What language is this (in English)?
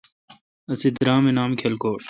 Kalkoti